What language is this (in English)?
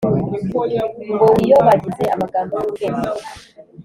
Kinyarwanda